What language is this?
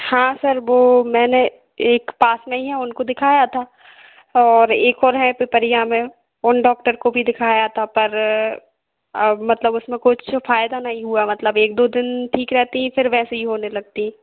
Hindi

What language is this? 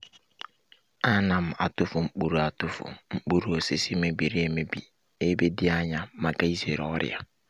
Igbo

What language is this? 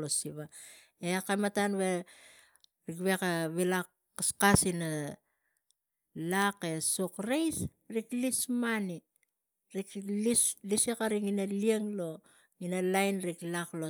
Tigak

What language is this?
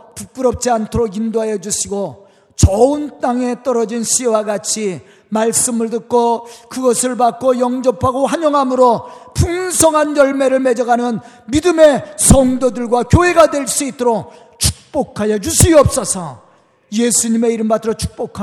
Korean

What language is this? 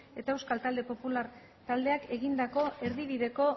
Basque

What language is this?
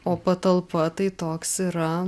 Lithuanian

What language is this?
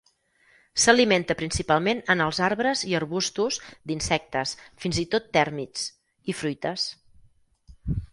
Catalan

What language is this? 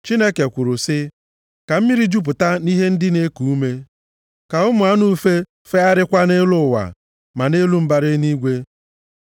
Igbo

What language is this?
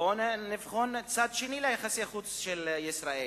Hebrew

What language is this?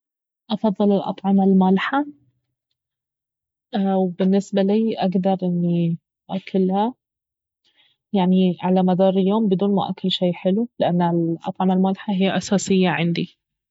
Baharna Arabic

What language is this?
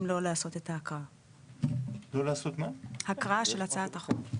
Hebrew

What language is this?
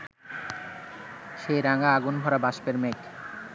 Bangla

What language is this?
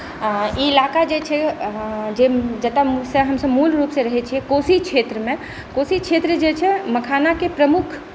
Maithili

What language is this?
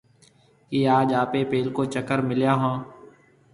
Marwari (Pakistan)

